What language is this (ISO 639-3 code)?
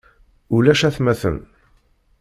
kab